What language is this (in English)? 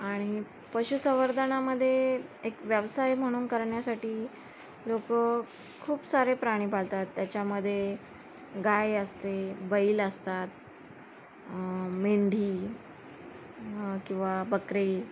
Marathi